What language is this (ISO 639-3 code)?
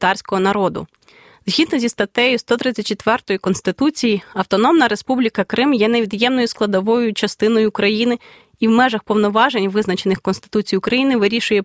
ukr